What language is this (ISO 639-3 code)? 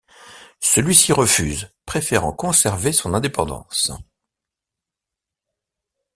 fra